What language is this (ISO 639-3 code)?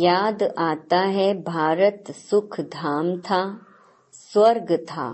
hin